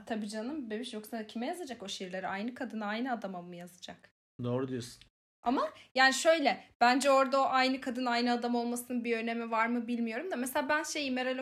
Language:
Turkish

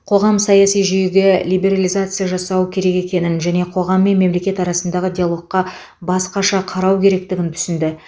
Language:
Kazakh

